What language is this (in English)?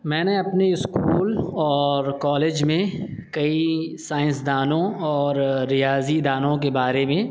Urdu